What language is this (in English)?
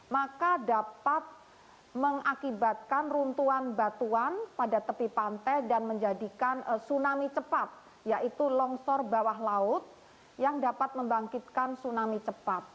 Indonesian